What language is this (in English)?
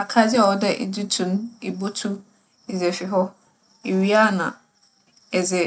Akan